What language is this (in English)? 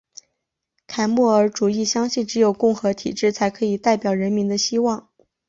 Chinese